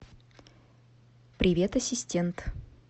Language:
Russian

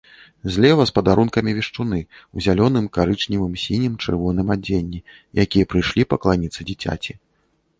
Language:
Belarusian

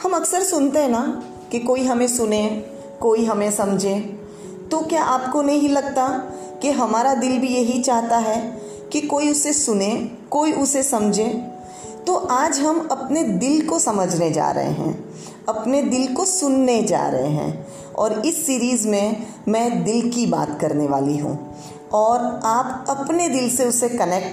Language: Hindi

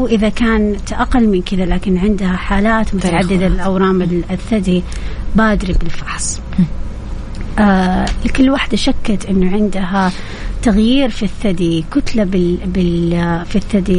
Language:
Arabic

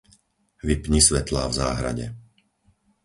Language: Slovak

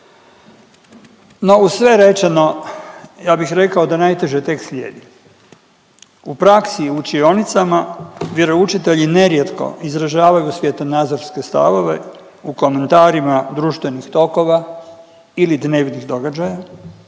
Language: Croatian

